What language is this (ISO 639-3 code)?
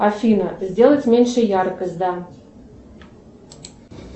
rus